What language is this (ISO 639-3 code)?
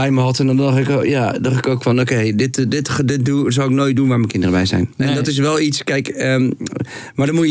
nld